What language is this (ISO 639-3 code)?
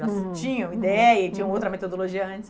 por